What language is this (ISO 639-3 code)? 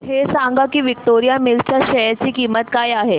mar